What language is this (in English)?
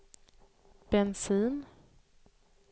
Swedish